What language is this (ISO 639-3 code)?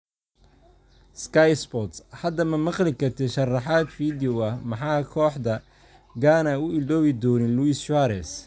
som